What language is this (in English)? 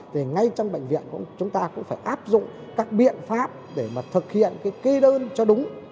Vietnamese